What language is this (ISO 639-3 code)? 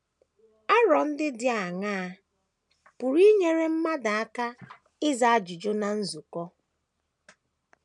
ibo